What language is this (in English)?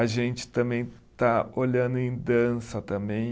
Portuguese